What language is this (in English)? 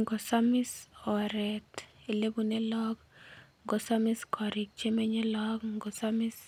Kalenjin